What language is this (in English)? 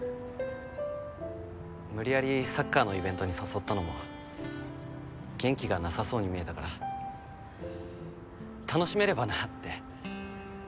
Japanese